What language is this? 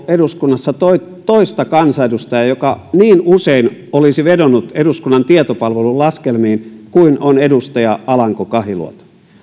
Finnish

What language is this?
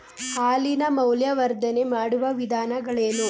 Kannada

